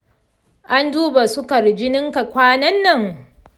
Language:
Hausa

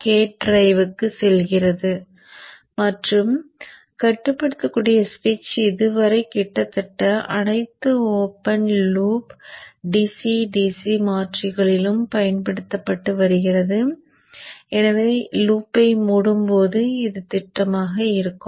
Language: Tamil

